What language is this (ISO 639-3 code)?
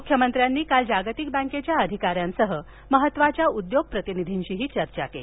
mar